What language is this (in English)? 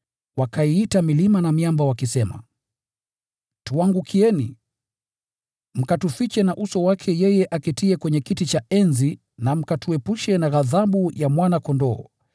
Swahili